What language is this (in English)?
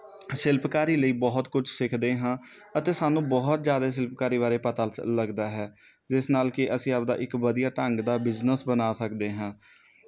Punjabi